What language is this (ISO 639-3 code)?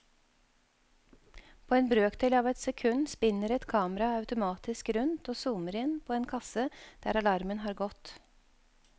nor